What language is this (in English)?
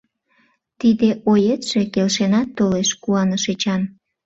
Mari